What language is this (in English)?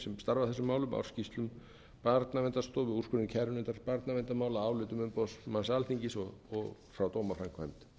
Icelandic